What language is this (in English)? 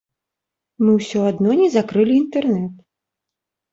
Belarusian